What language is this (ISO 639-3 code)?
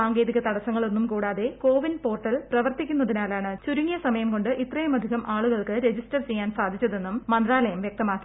mal